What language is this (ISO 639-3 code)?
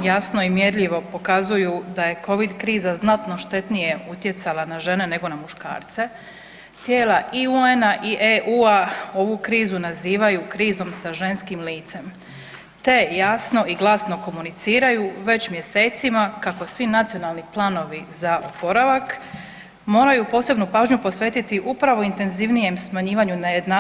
hrv